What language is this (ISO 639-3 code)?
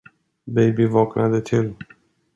swe